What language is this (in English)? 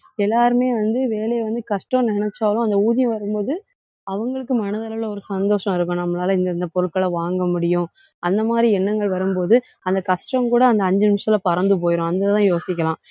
Tamil